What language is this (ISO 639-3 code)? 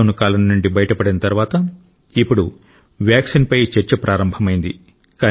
tel